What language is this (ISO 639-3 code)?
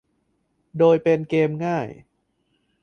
tha